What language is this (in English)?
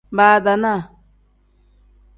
Tem